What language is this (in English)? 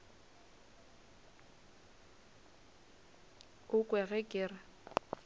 Northern Sotho